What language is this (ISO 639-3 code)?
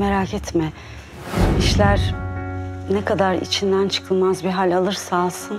tur